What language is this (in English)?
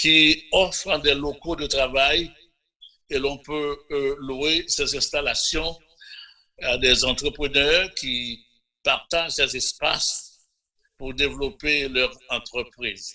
French